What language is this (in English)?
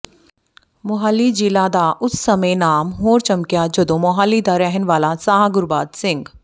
Punjabi